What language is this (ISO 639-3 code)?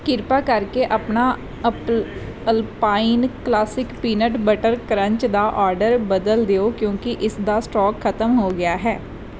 pan